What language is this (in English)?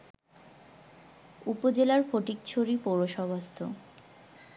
Bangla